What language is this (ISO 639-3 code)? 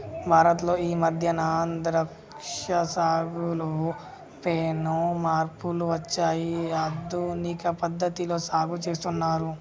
tel